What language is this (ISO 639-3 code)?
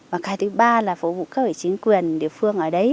vie